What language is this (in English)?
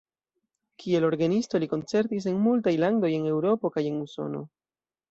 Esperanto